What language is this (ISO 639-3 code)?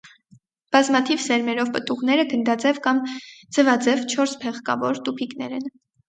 hye